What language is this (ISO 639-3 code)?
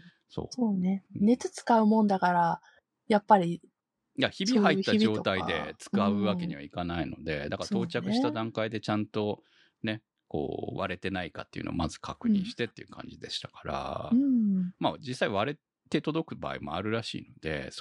jpn